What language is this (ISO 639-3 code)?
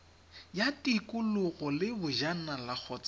tsn